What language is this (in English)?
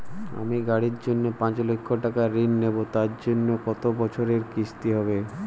Bangla